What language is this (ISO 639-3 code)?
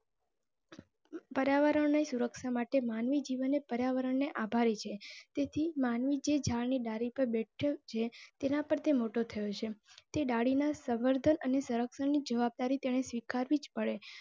guj